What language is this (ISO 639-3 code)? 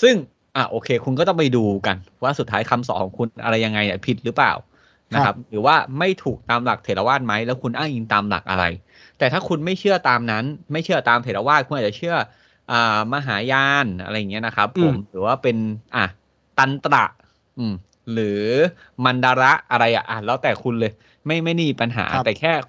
tha